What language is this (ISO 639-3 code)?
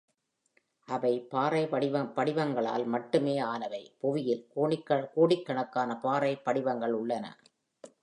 tam